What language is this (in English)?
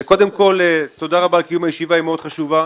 Hebrew